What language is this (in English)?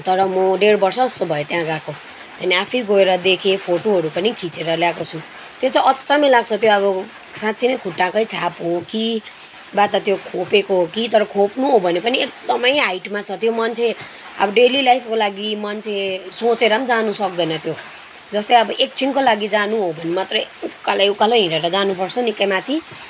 Nepali